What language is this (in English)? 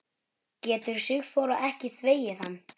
Icelandic